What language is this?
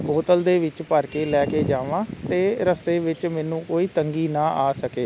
Punjabi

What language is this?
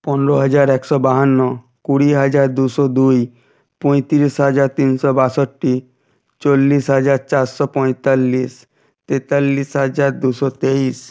Bangla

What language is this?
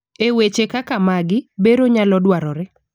Luo (Kenya and Tanzania)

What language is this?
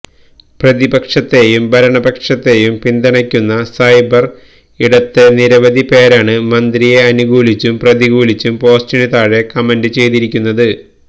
Malayalam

